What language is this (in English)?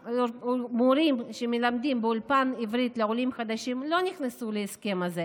Hebrew